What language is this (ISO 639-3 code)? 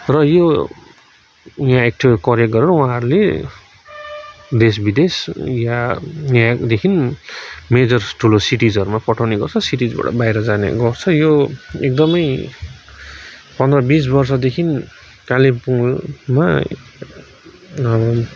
nep